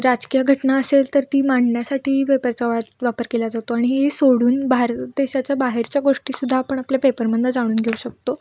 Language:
Marathi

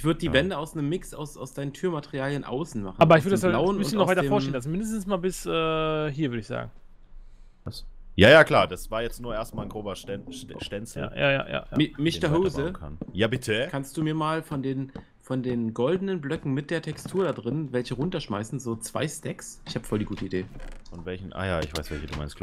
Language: German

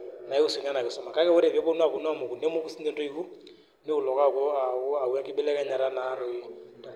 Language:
Masai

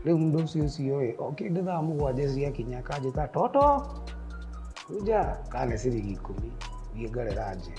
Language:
Swahili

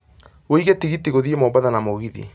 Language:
Kikuyu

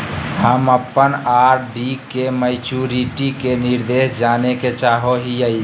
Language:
Magahi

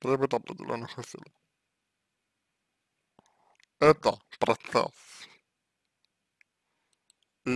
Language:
Russian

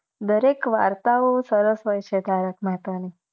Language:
Gujarati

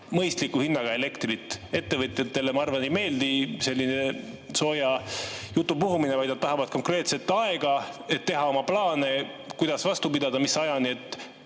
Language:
Estonian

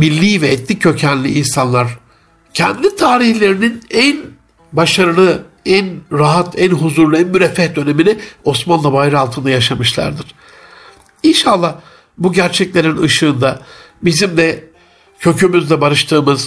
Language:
Turkish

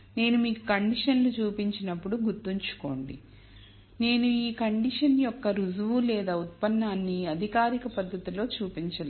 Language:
Telugu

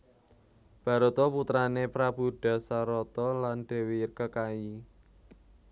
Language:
Javanese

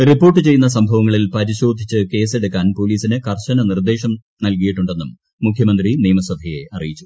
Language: Malayalam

